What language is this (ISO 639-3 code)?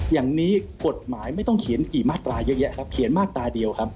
tha